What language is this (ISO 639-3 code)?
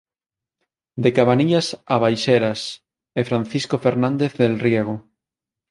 glg